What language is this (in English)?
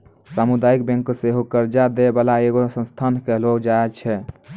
Maithili